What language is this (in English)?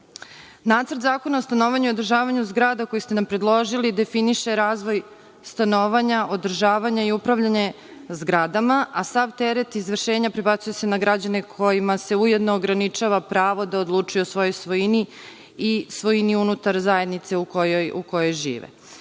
Serbian